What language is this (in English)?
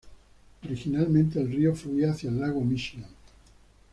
Spanish